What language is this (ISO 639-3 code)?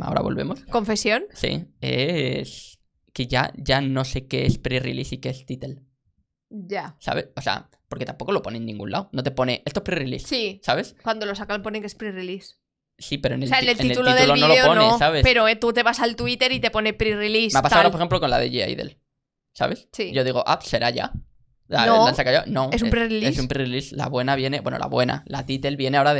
spa